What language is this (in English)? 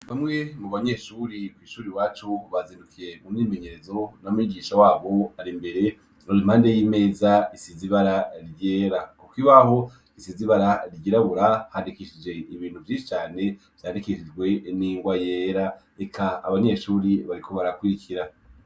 Rundi